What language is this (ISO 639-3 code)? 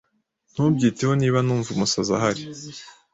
kin